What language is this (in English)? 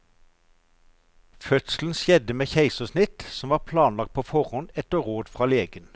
Norwegian